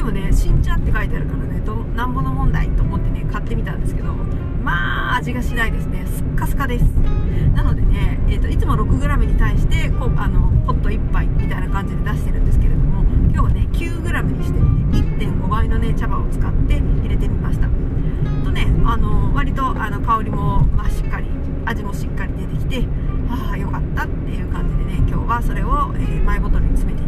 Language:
Japanese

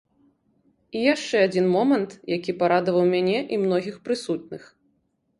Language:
Belarusian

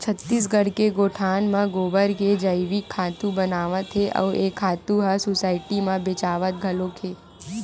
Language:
Chhattisgarhi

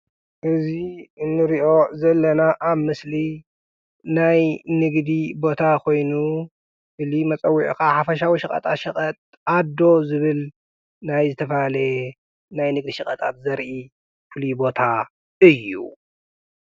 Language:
Tigrinya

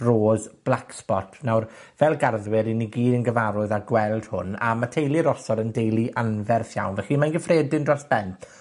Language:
Welsh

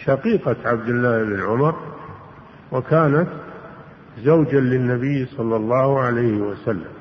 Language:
Arabic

